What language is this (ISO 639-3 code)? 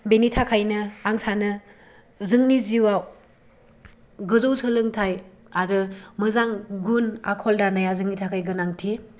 brx